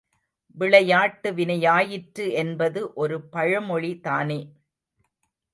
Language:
Tamil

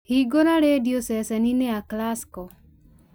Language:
Kikuyu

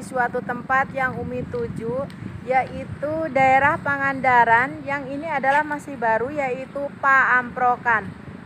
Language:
Indonesian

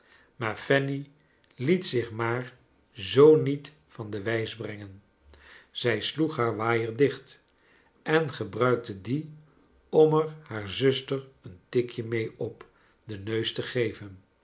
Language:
Dutch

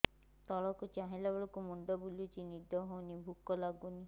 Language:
Odia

